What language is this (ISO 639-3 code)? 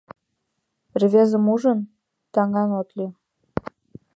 chm